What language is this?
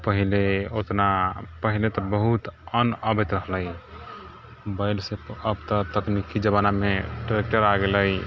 Maithili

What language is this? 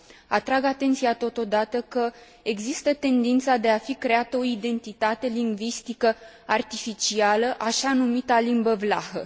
Romanian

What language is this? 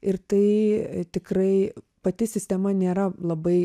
Lithuanian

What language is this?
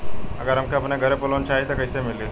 Bhojpuri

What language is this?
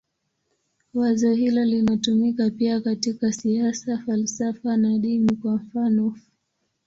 Swahili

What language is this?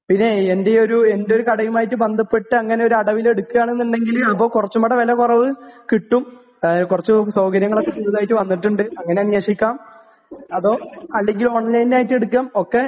Malayalam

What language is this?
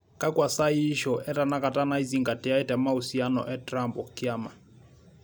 Masai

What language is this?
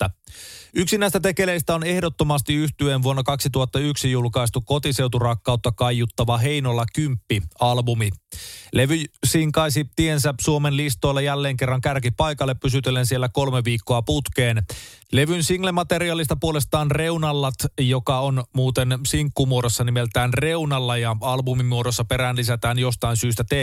Finnish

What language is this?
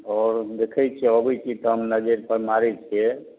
Maithili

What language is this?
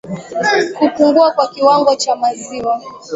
Swahili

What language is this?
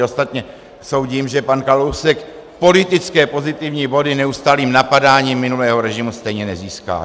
Czech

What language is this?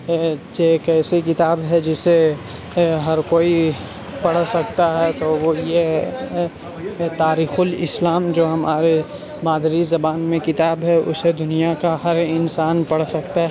Urdu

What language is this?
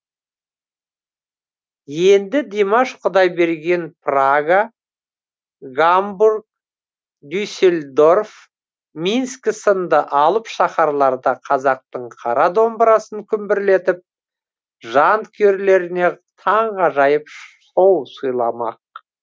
Kazakh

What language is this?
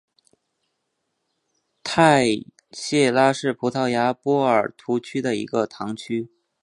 Chinese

